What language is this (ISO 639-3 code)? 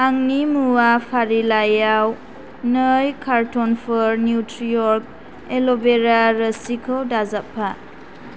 brx